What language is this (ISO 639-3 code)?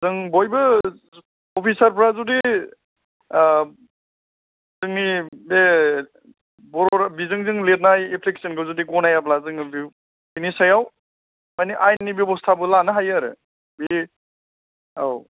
brx